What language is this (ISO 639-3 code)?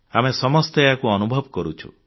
ori